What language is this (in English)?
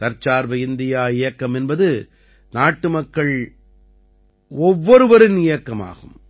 Tamil